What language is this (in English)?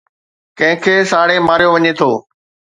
Sindhi